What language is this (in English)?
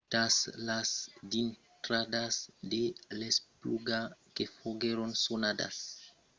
Occitan